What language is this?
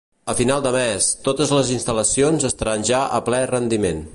Catalan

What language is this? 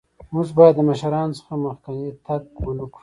Pashto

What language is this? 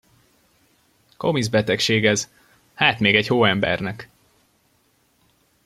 Hungarian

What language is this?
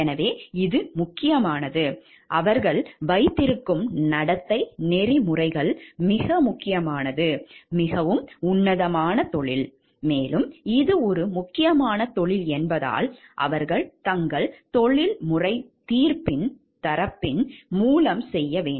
Tamil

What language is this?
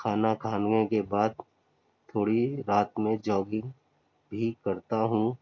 Urdu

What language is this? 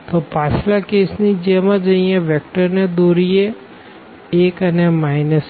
Gujarati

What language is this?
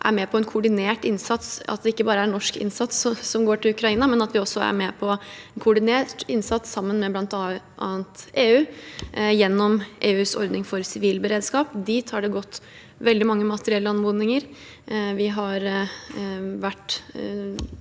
Norwegian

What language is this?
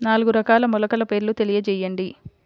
Telugu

